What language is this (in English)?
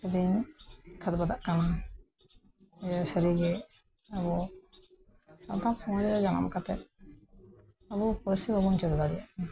Santali